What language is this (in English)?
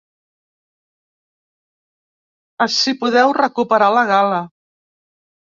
Catalan